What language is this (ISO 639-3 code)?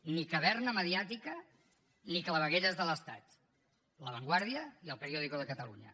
cat